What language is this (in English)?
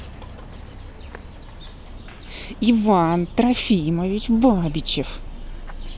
Russian